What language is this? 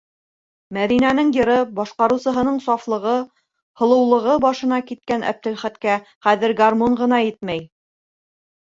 Bashkir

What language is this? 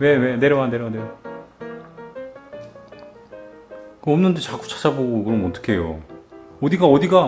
Korean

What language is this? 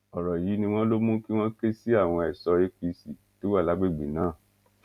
Yoruba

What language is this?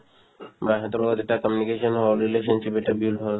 Assamese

